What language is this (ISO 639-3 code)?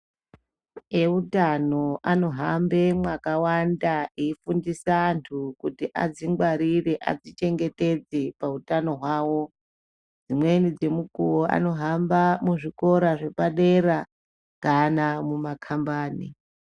ndc